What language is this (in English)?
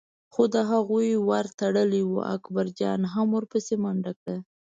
Pashto